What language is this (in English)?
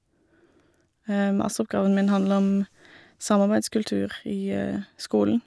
Norwegian